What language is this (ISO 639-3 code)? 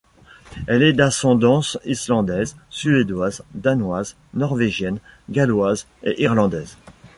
fra